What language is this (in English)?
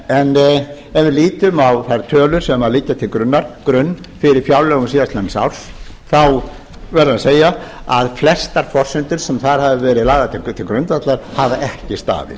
Icelandic